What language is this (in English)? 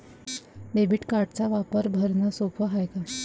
Marathi